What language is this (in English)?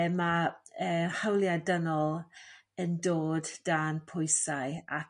Welsh